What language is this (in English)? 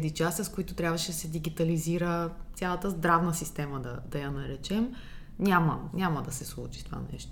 Bulgarian